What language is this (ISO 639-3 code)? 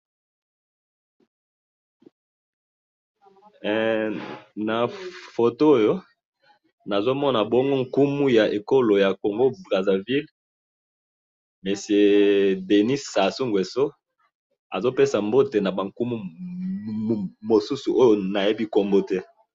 lin